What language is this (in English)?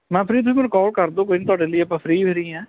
Punjabi